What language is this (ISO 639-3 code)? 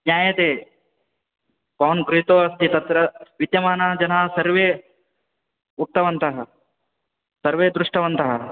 san